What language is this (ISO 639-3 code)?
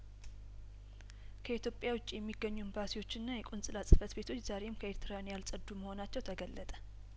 amh